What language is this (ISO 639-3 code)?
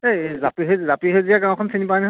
asm